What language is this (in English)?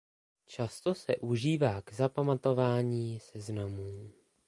Czech